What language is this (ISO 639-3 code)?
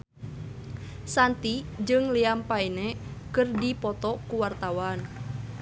sun